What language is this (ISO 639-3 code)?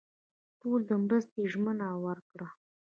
pus